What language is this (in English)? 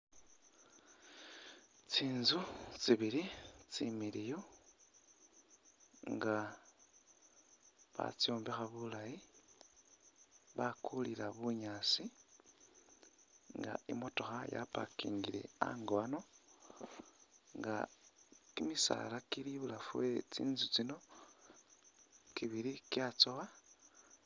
Masaaba